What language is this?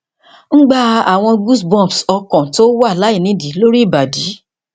Yoruba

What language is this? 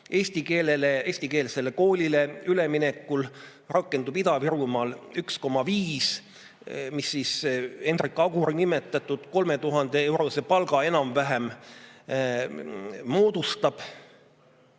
Estonian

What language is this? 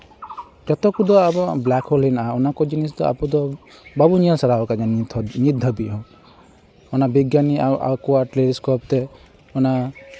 Santali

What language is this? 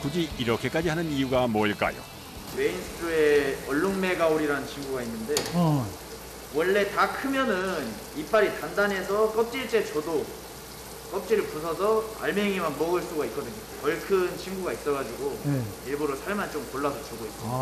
Korean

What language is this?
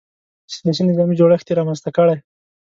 Pashto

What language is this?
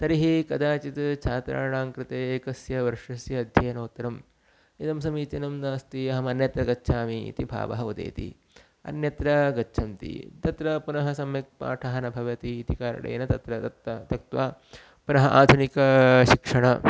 Sanskrit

